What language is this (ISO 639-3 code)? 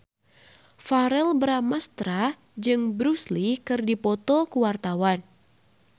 sun